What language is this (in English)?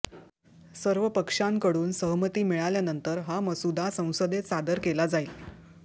Marathi